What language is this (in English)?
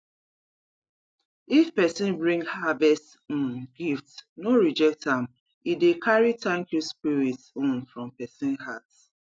Nigerian Pidgin